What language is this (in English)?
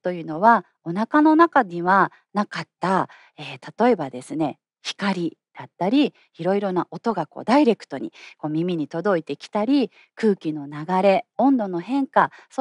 Japanese